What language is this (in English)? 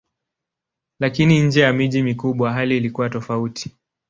Swahili